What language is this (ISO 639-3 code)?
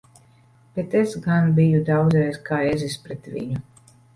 lav